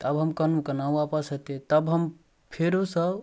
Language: Maithili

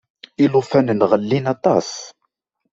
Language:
Kabyle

